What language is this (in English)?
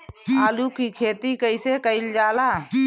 Bhojpuri